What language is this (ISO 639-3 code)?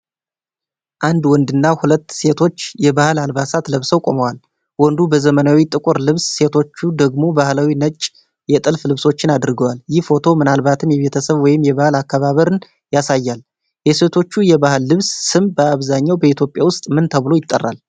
amh